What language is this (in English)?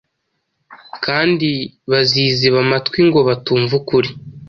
Kinyarwanda